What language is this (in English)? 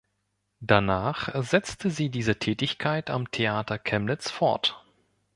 German